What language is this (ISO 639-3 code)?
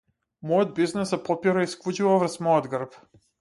mkd